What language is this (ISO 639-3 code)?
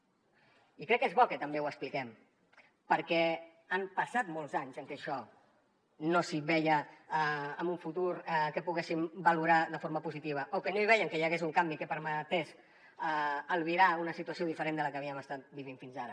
cat